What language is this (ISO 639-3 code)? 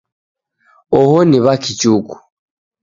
dav